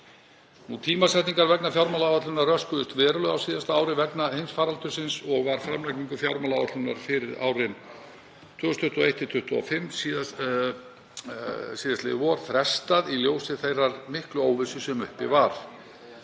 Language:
Icelandic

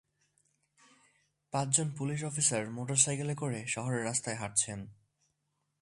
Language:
Bangla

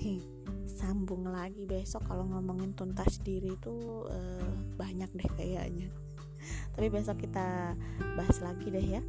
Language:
Indonesian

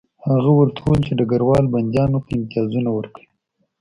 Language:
Pashto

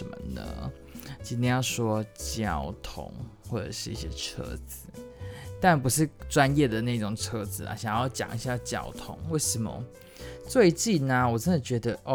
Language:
Chinese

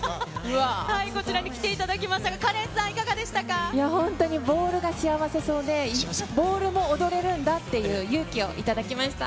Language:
Japanese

